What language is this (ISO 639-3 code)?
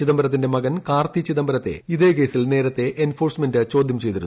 mal